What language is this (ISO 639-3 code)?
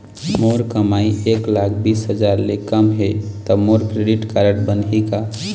hne